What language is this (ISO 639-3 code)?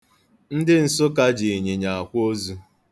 ibo